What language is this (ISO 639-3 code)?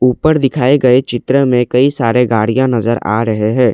hin